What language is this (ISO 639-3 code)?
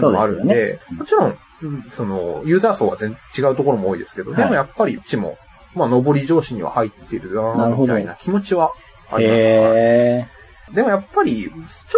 jpn